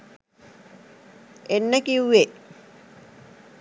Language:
Sinhala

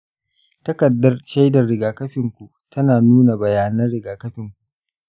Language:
Hausa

